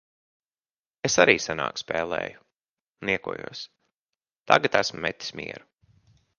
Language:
Latvian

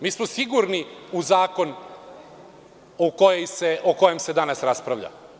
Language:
Serbian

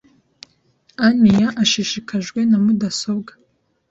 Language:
Kinyarwanda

